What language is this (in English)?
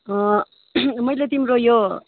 Nepali